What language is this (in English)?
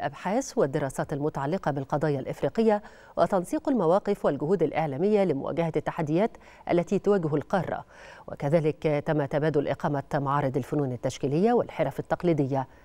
Arabic